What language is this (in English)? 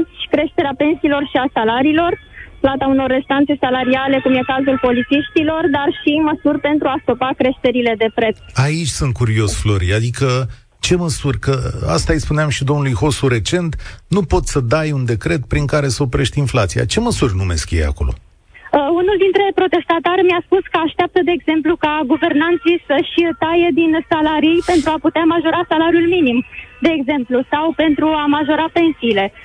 Romanian